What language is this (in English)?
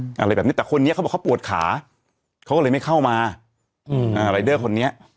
Thai